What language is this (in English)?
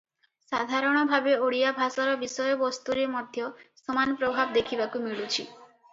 Odia